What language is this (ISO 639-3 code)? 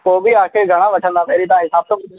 snd